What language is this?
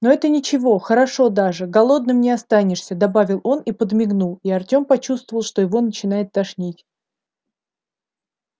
Russian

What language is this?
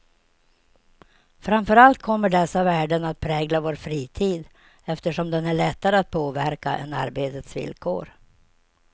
Swedish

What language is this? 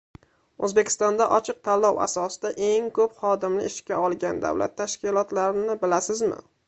Uzbek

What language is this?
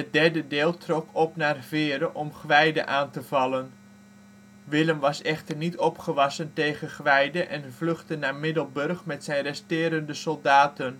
Dutch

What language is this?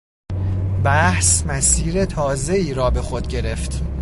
Persian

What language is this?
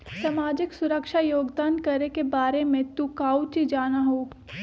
Magahi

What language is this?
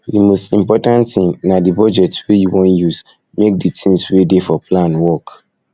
Nigerian Pidgin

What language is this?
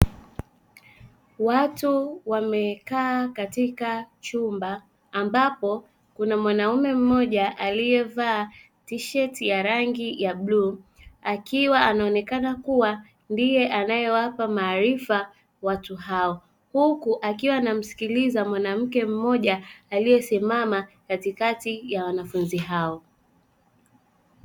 Swahili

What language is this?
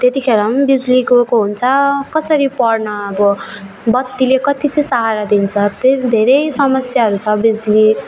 Nepali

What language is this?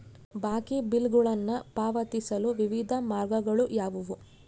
Kannada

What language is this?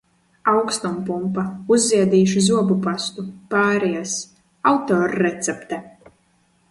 Latvian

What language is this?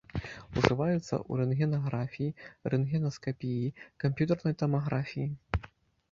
Belarusian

